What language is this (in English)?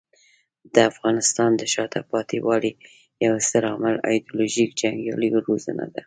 Pashto